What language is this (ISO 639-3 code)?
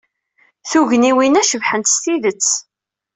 kab